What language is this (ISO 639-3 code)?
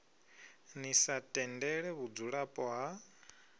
ven